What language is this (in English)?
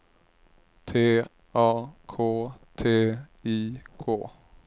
Swedish